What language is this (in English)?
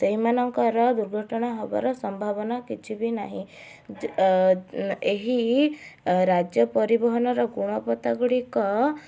Odia